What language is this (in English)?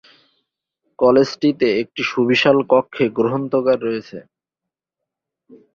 Bangla